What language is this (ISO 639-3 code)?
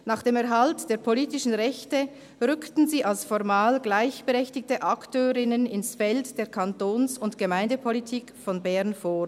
gsw